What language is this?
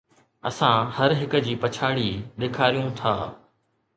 Sindhi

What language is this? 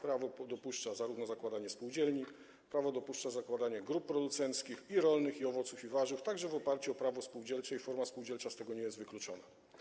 Polish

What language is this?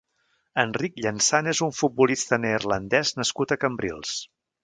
Catalan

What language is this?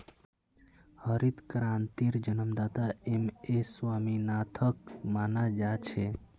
Magahi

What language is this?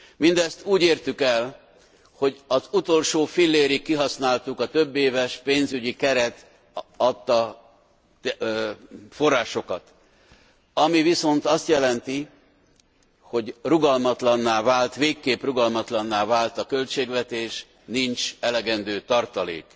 Hungarian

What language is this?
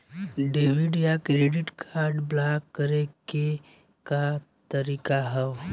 Bhojpuri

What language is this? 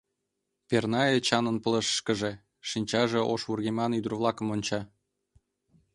Mari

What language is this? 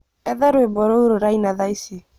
Kikuyu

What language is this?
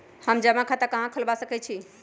Magahi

